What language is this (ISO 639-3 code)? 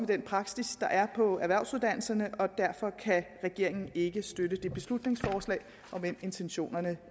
dan